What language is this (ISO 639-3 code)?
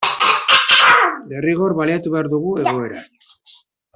eus